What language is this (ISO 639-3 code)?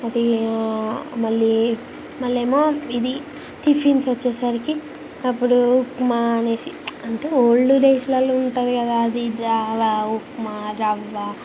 tel